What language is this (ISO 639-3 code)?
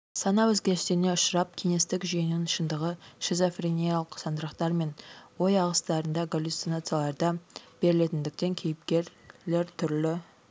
kaz